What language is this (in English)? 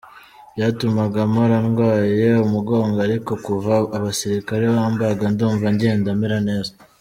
Kinyarwanda